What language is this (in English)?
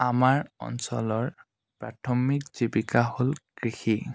Assamese